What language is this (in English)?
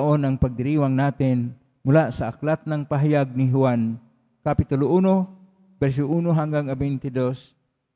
Filipino